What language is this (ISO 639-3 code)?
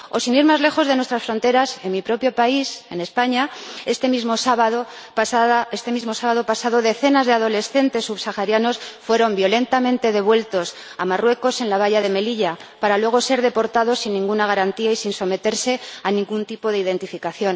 spa